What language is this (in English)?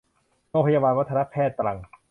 Thai